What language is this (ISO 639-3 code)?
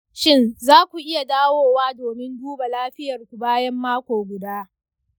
hau